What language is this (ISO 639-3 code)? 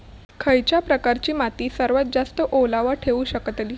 mar